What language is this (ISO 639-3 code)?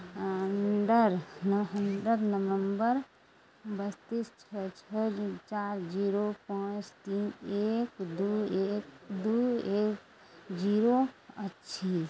mai